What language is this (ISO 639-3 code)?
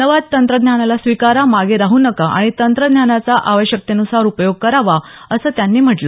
mar